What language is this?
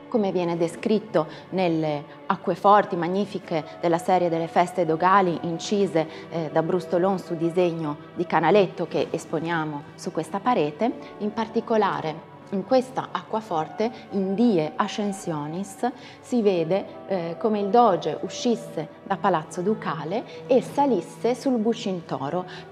Italian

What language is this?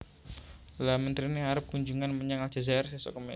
Javanese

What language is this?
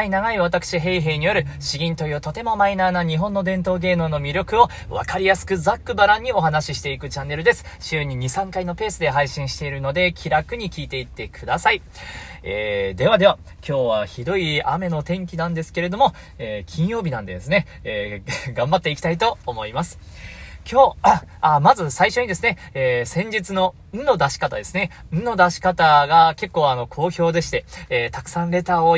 Japanese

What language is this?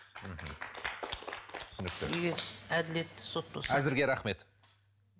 Kazakh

